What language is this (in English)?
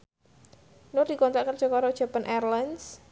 Javanese